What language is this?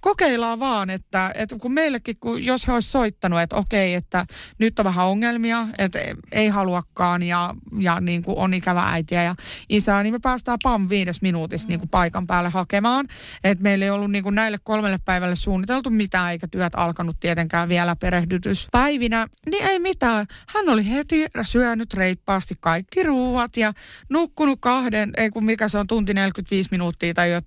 Finnish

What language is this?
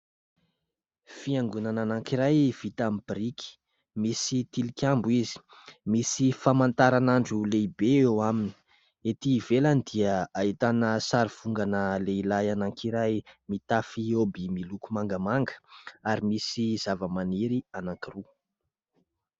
Malagasy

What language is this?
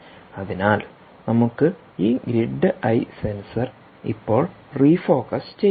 Malayalam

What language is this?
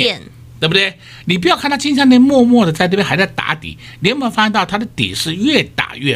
Chinese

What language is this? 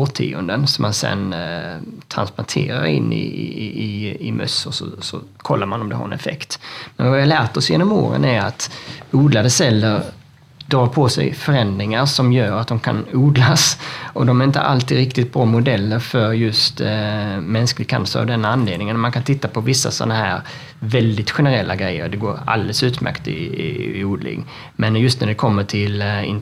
Swedish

